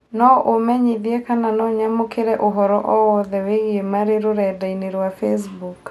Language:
Kikuyu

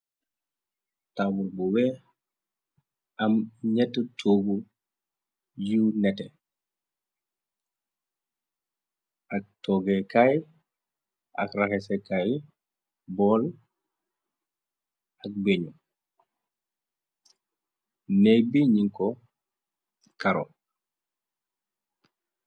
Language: Wolof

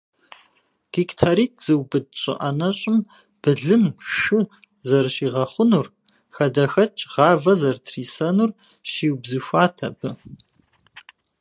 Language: Kabardian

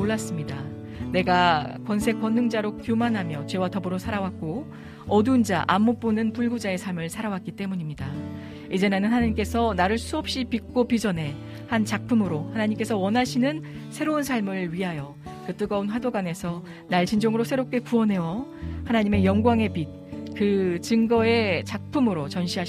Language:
Korean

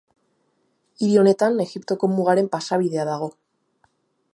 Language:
Basque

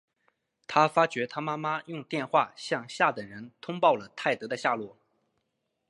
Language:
Chinese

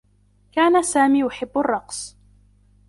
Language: Arabic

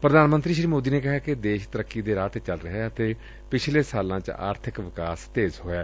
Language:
Punjabi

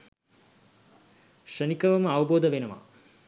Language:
Sinhala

